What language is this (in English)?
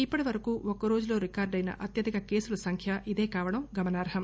Telugu